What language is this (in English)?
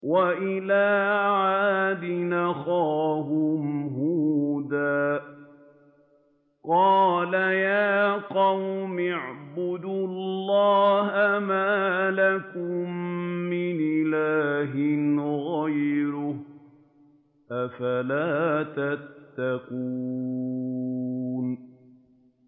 Arabic